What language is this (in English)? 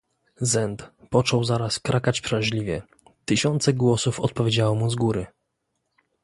Polish